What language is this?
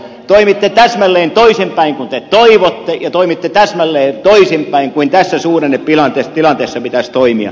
Finnish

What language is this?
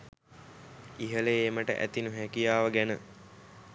Sinhala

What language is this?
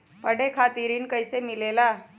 Magahi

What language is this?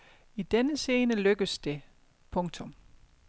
Danish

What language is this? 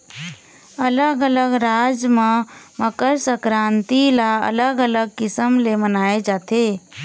Chhattisgarhi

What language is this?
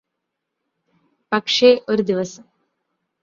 Malayalam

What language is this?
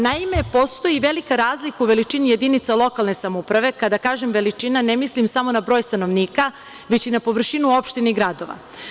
Serbian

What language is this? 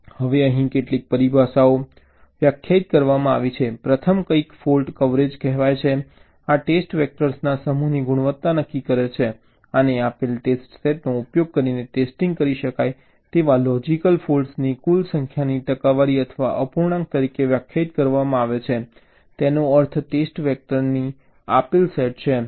Gujarati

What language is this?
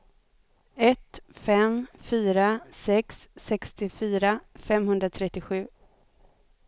Swedish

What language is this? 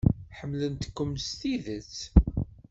Kabyle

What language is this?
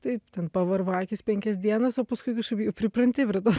Lithuanian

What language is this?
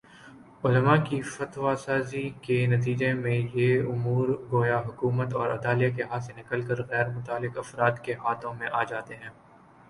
Urdu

